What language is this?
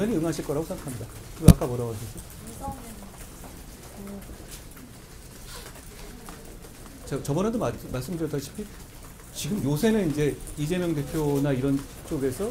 Korean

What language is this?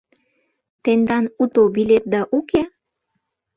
Mari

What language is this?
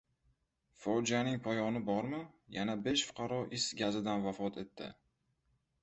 Uzbek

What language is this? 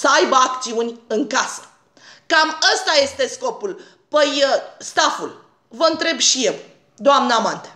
Romanian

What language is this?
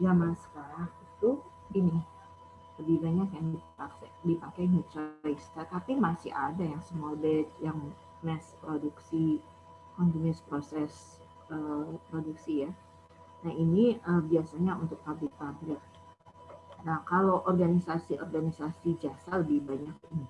Indonesian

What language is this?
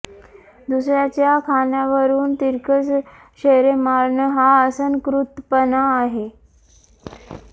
Marathi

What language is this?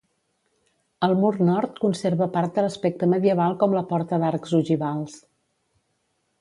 Catalan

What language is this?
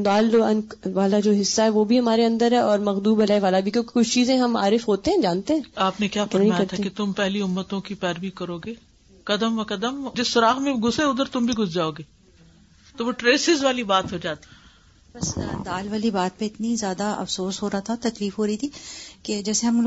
Urdu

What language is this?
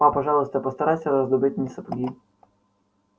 Russian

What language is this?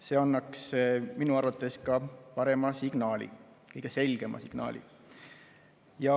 Estonian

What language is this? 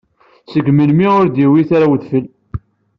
Kabyle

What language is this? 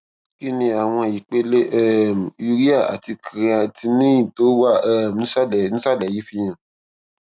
Yoruba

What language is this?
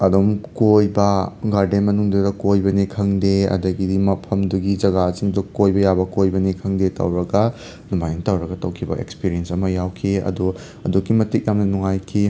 Manipuri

